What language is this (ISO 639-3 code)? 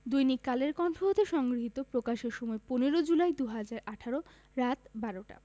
ben